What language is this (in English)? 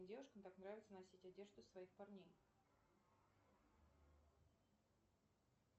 Russian